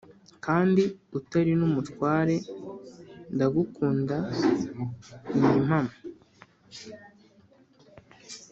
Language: Kinyarwanda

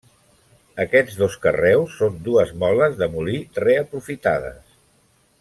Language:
Catalan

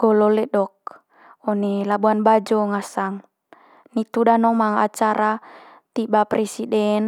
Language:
Manggarai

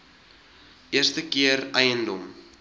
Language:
Afrikaans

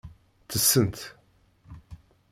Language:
Kabyle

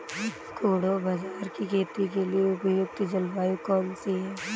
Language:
Hindi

